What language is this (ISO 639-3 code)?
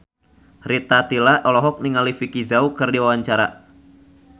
sun